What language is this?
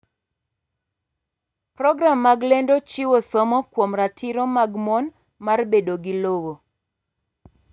Luo (Kenya and Tanzania)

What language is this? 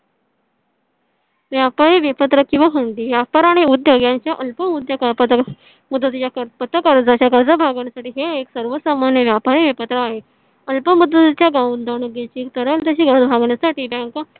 Marathi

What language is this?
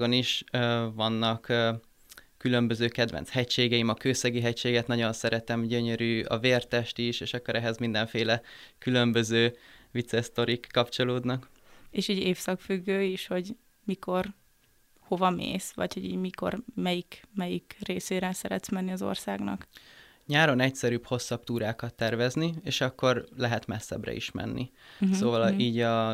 Hungarian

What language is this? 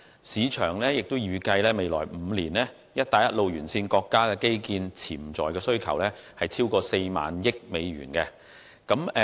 Cantonese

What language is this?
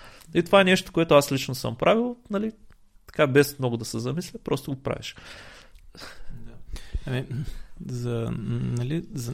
Bulgarian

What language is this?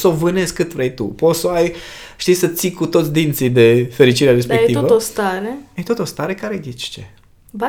Romanian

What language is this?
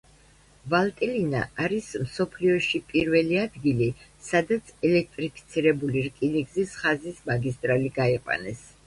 Georgian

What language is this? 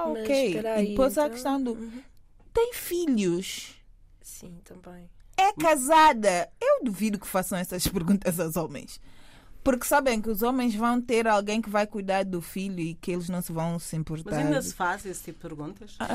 Portuguese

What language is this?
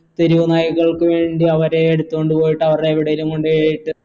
Malayalam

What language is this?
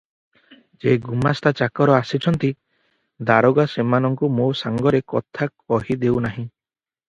Odia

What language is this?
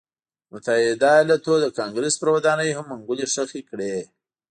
Pashto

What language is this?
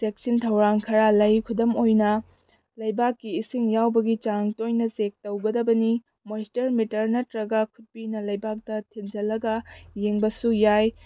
Manipuri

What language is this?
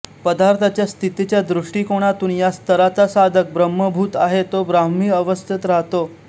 Marathi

